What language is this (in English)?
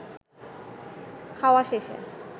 Bangla